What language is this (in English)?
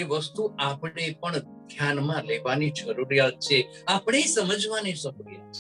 Gujarati